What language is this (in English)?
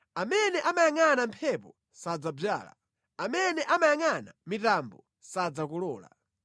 Nyanja